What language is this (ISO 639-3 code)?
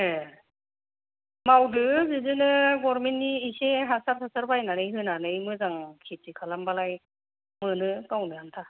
brx